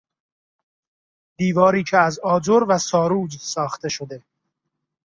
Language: Persian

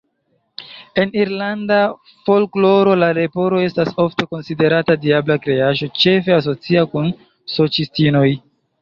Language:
Esperanto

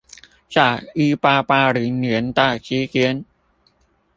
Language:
Chinese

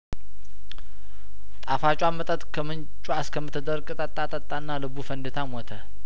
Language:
Amharic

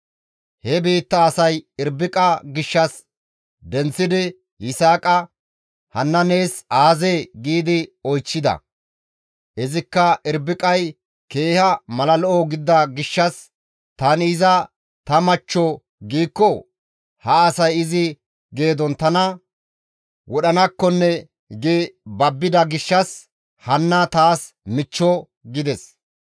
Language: Gamo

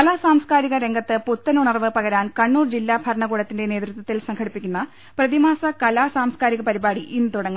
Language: Malayalam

